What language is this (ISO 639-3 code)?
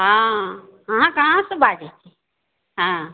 mai